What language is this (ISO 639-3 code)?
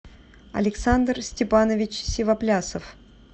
rus